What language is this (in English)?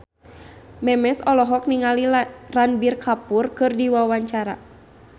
Sundanese